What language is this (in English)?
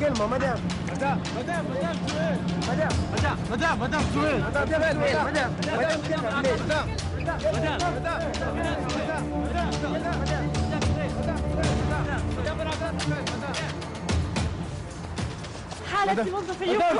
Arabic